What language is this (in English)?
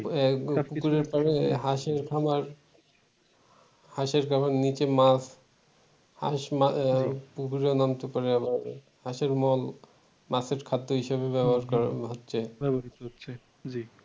Bangla